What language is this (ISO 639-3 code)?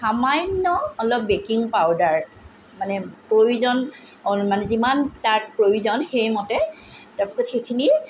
asm